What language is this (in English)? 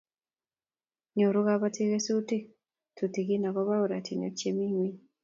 Kalenjin